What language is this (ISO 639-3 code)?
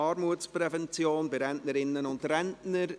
gsw